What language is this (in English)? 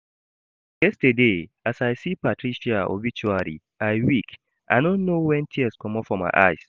Nigerian Pidgin